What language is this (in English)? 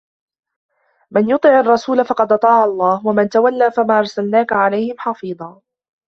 Arabic